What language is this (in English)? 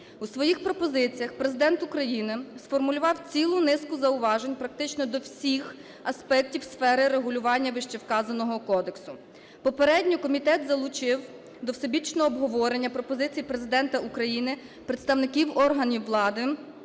Ukrainian